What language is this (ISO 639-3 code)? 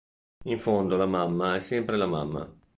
ita